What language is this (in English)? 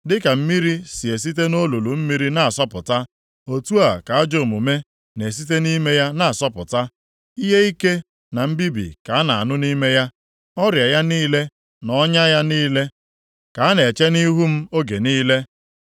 Igbo